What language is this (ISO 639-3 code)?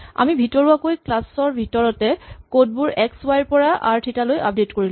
asm